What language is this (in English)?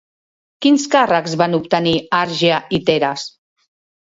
Catalan